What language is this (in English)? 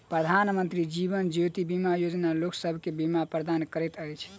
Maithili